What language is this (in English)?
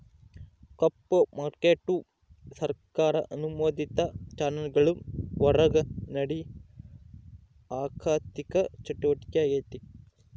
Kannada